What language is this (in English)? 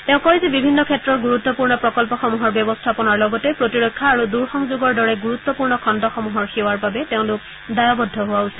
Assamese